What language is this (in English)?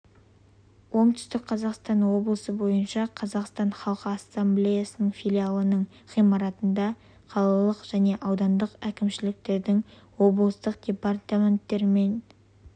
Kazakh